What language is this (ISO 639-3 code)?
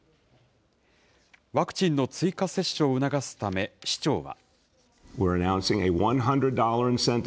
jpn